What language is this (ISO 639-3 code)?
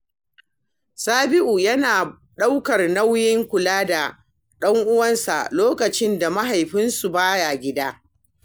hau